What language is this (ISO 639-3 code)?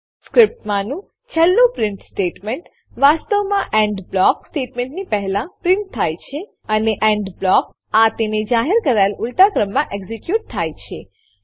guj